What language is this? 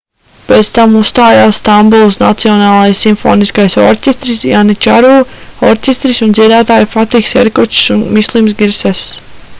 Latvian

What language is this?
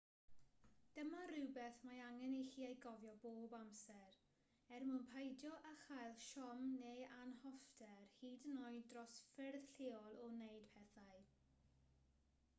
Welsh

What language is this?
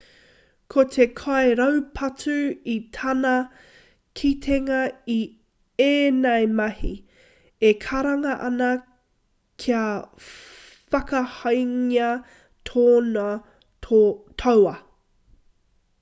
Māori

